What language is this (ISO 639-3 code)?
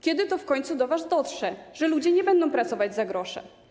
pol